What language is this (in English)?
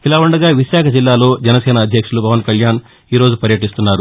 Telugu